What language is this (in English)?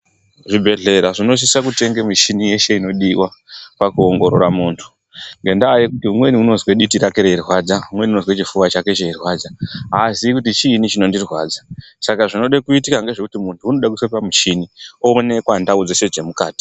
Ndau